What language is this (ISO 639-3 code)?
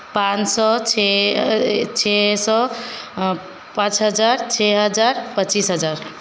hin